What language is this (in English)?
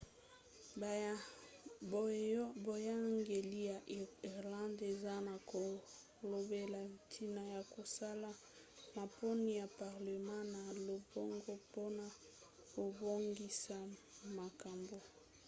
Lingala